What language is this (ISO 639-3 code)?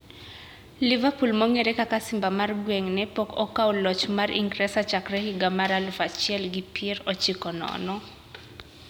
luo